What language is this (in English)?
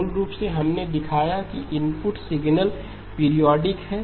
Hindi